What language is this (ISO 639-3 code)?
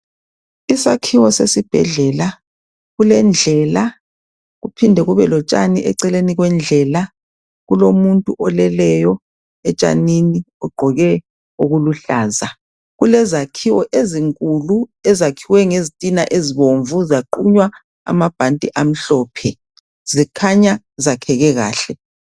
nde